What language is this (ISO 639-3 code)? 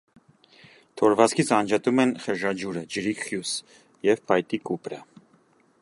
hye